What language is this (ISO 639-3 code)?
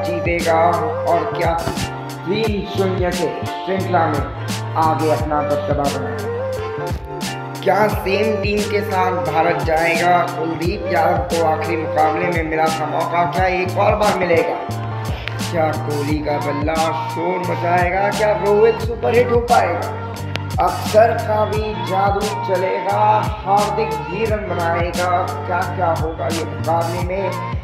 hin